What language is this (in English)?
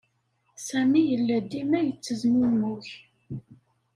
Kabyle